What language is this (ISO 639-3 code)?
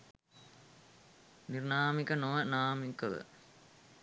sin